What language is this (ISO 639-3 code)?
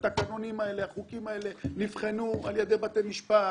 heb